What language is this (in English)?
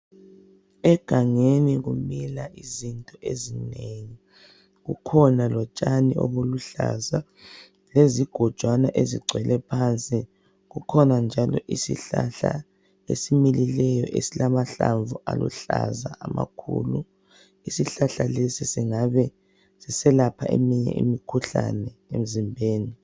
North Ndebele